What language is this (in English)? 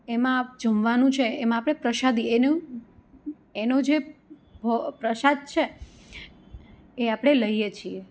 Gujarati